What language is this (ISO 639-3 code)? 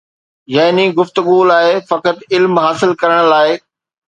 snd